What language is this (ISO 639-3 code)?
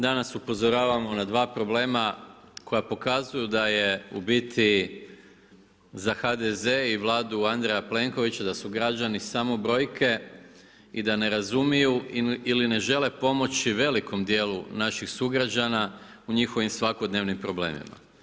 hrv